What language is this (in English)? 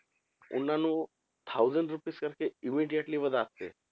Punjabi